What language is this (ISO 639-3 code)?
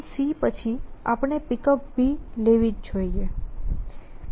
guj